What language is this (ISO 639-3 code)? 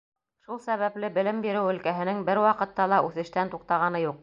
bak